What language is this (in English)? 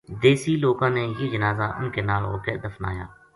Gujari